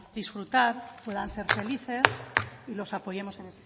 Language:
Spanish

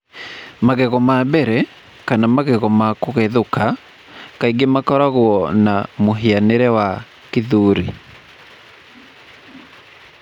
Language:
Kikuyu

